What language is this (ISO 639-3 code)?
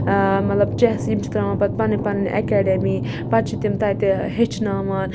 kas